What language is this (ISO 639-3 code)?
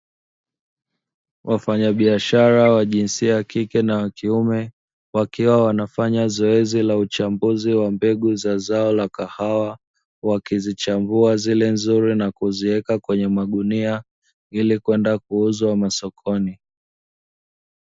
swa